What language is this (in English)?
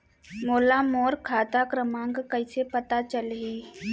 Chhattisgarhi